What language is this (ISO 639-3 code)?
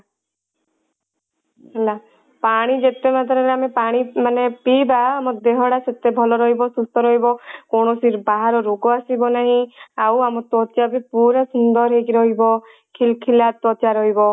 ori